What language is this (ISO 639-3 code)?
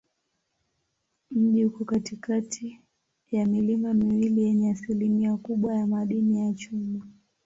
swa